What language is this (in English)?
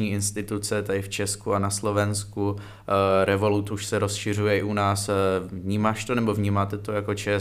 Czech